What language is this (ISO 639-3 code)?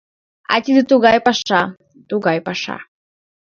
chm